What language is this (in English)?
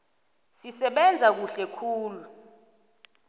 South Ndebele